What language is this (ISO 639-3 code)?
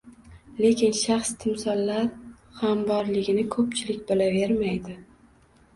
uzb